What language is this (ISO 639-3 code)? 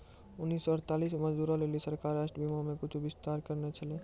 mai